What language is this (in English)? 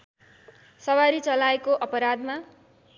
Nepali